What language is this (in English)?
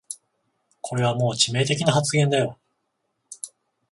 Japanese